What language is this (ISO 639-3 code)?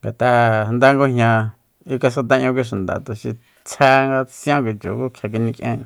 vmp